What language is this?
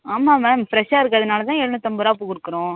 Tamil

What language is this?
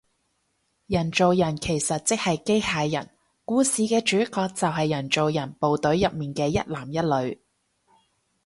Cantonese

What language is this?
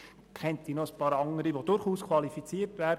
Swiss German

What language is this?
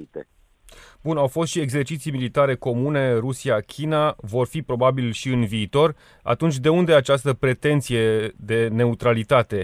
Romanian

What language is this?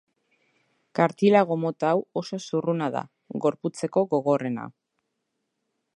Basque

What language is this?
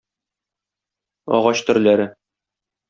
Tatar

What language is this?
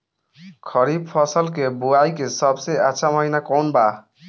Bhojpuri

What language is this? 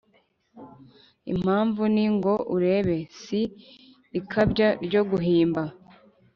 Kinyarwanda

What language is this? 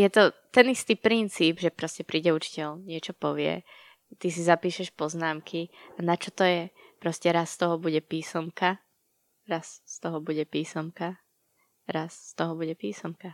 Slovak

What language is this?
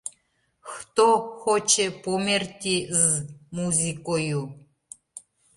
Mari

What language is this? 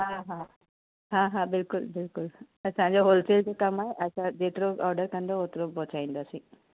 Sindhi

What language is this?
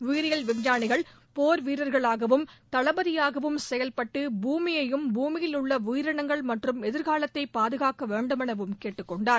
Tamil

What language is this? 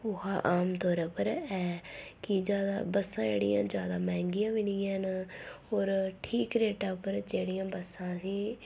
Dogri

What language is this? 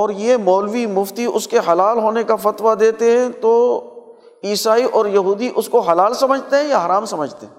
Urdu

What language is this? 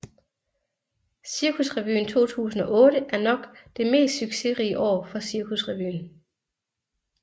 Danish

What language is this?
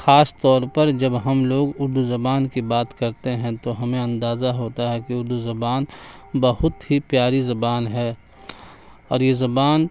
Urdu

